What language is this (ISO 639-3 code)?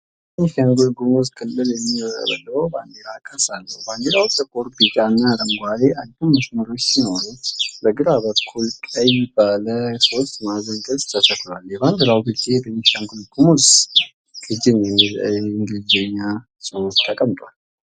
amh